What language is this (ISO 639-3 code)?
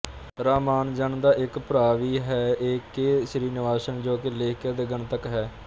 pan